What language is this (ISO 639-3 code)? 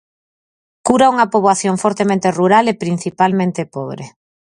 glg